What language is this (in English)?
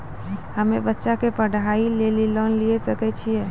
Maithili